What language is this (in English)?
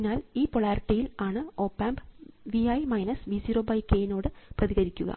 Malayalam